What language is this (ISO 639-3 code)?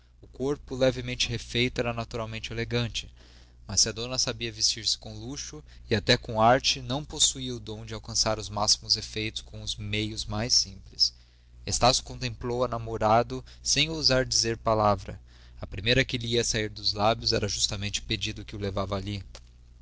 por